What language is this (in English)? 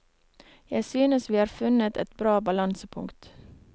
Norwegian